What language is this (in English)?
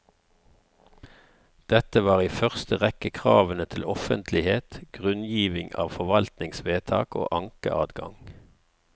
Norwegian